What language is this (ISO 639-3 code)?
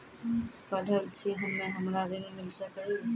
mai